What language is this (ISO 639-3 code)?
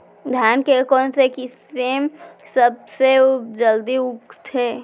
hne